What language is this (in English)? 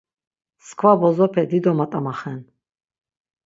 Laz